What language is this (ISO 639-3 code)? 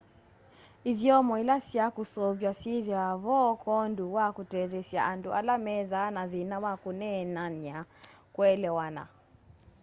kam